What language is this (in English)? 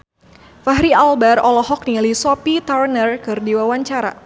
Sundanese